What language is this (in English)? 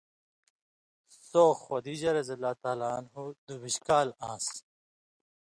Indus Kohistani